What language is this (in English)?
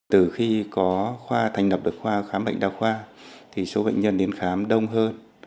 Vietnamese